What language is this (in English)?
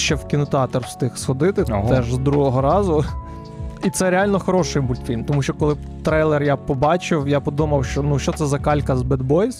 Ukrainian